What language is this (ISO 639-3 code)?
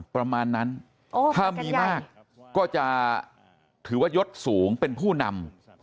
tha